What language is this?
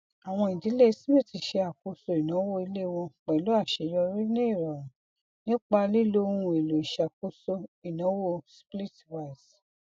Yoruba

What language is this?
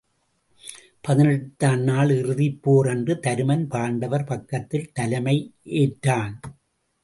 Tamil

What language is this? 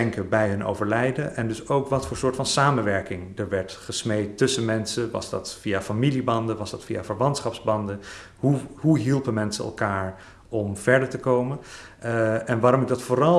Dutch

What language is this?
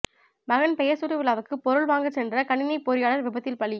Tamil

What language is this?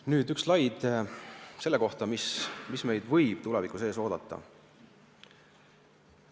Estonian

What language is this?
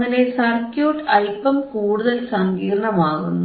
Malayalam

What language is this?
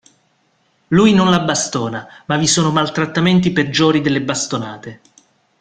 Italian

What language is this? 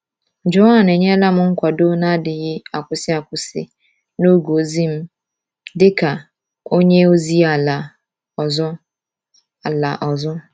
Igbo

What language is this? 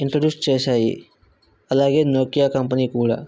Telugu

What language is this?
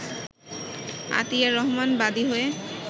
Bangla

